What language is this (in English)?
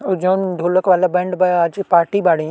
Bhojpuri